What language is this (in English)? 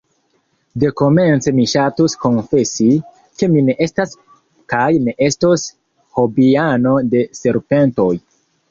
Esperanto